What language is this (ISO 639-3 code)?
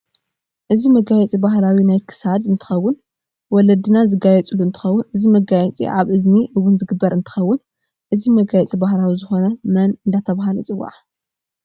tir